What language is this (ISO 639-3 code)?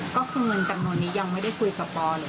tha